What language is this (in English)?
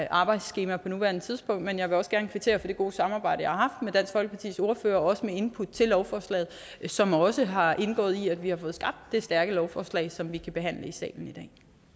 Danish